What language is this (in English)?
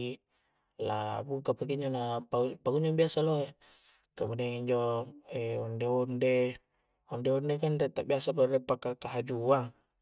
Coastal Konjo